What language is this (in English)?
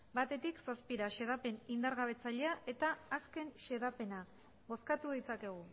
Basque